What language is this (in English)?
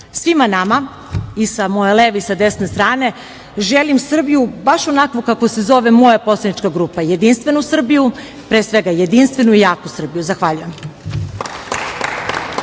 Serbian